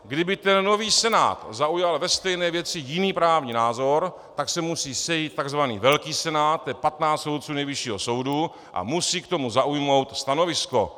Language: Czech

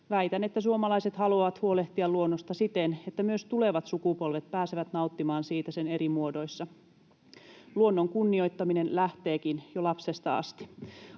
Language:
Finnish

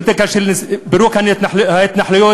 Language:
Hebrew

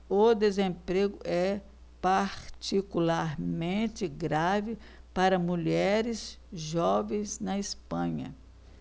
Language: Portuguese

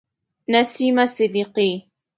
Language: Pashto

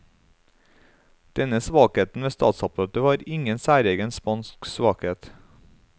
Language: Norwegian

